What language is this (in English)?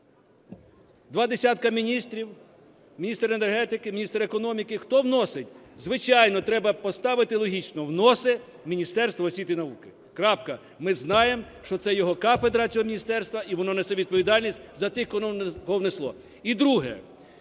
Ukrainian